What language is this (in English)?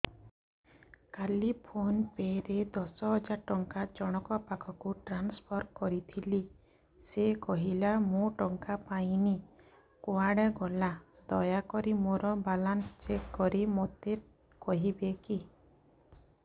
Odia